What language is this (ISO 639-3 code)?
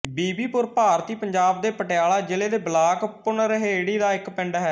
pan